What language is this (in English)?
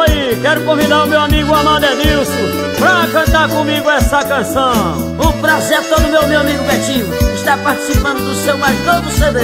Portuguese